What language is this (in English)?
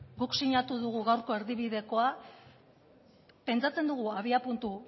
Basque